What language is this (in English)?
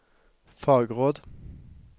Norwegian